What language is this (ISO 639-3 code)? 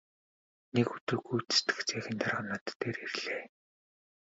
mon